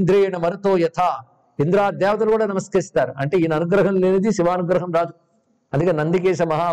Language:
Telugu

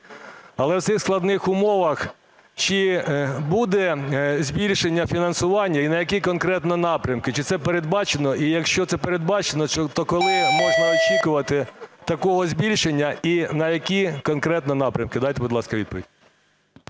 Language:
Ukrainian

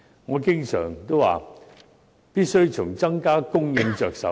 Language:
Cantonese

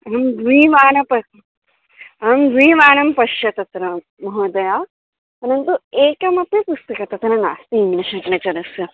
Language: Sanskrit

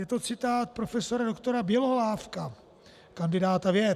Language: Czech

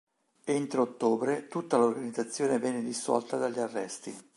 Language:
Italian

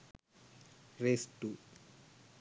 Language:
Sinhala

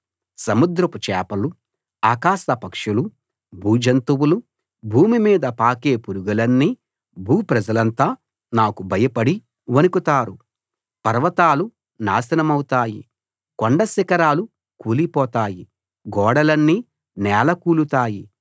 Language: Telugu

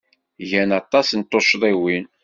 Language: Kabyle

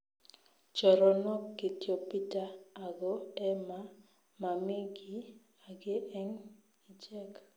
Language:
Kalenjin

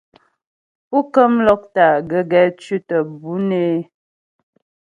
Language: Ghomala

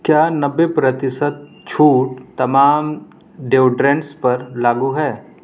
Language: Urdu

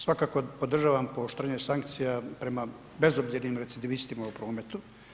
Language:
Croatian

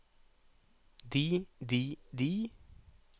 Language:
Norwegian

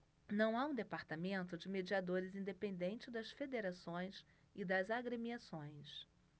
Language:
Portuguese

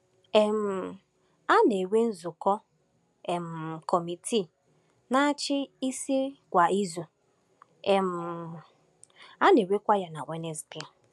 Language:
Igbo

